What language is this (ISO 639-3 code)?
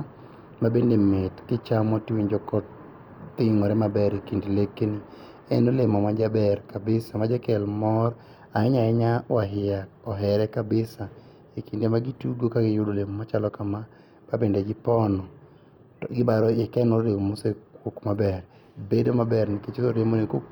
luo